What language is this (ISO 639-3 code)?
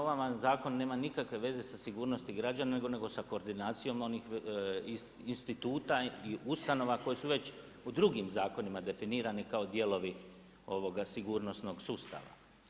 hrv